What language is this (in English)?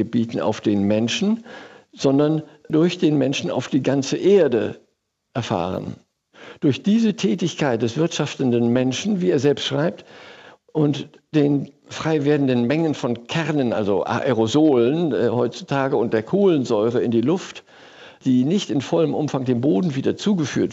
German